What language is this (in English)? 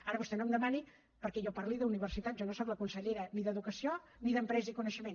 Catalan